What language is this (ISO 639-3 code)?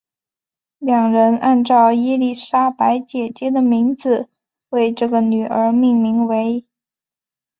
zho